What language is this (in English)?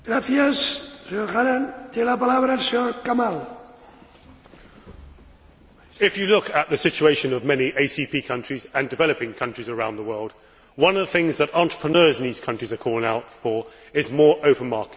English